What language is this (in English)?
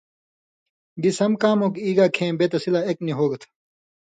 Indus Kohistani